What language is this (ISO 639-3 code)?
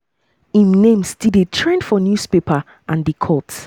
pcm